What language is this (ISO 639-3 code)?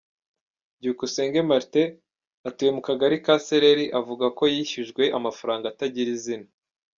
kin